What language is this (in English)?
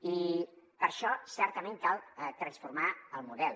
Catalan